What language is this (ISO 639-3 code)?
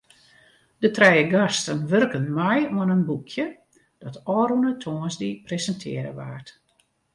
fry